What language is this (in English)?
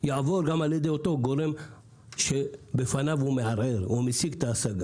Hebrew